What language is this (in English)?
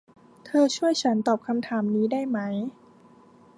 Thai